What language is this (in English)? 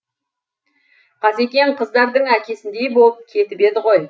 Kazakh